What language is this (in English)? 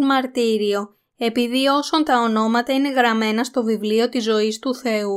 Greek